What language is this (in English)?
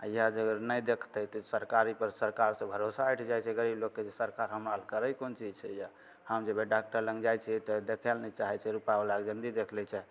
Maithili